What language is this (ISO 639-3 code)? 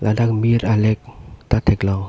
mjw